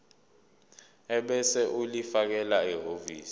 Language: Zulu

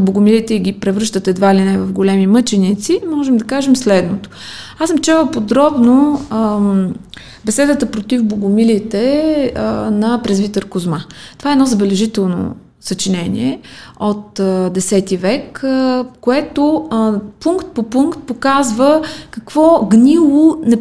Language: Bulgarian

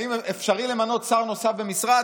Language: Hebrew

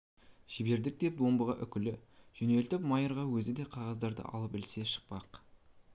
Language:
Kazakh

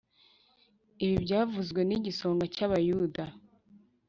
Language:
Kinyarwanda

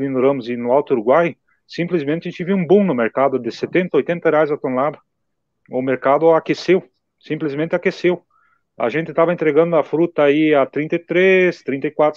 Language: Portuguese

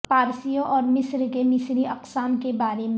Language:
Urdu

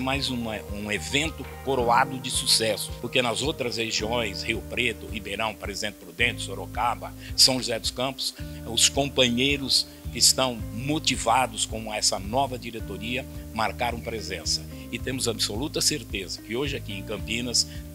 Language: Portuguese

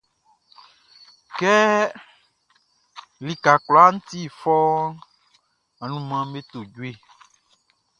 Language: Baoulé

